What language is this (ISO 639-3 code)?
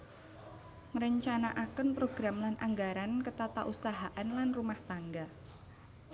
jav